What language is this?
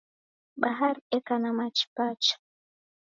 Taita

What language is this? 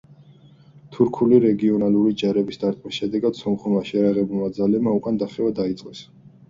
Georgian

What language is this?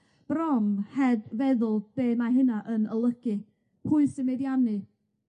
Welsh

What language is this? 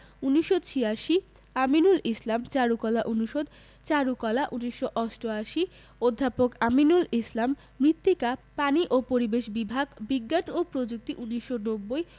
Bangla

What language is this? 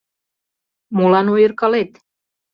Mari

